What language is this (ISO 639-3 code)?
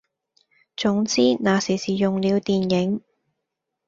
yue